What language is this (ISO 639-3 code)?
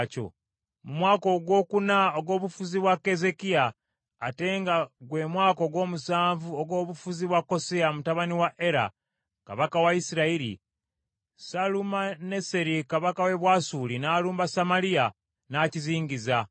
lug